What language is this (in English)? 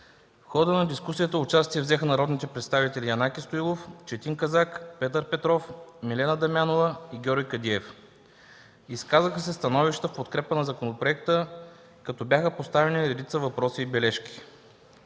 Bulgarian